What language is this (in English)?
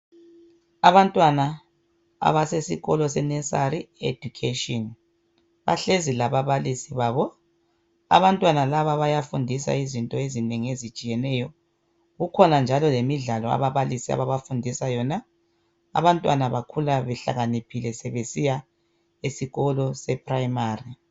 North Ndebele